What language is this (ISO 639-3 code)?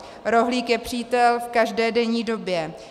ces